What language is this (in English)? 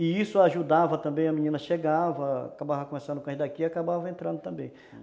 Portuguese